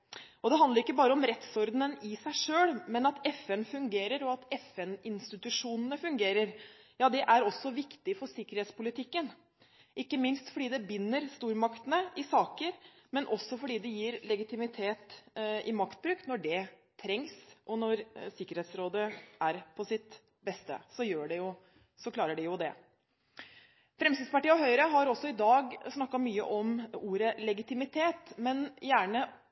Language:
Norwegian Bokmål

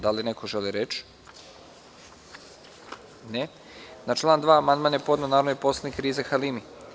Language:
Serbian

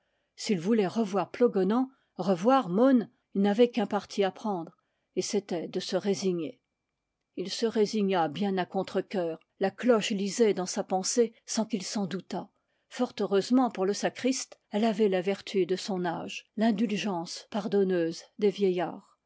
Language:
French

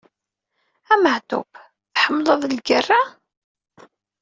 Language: Kabyle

